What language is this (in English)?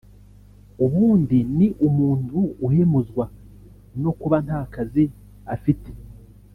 Kinyarwanda